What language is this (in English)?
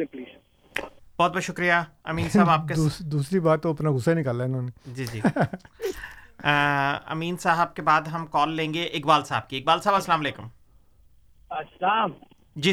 Urdu